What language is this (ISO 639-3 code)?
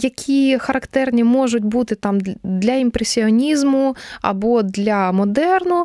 ukr